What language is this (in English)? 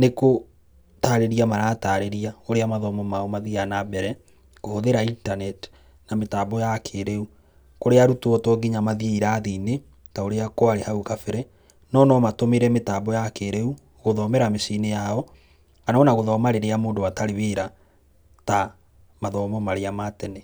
Kikuyu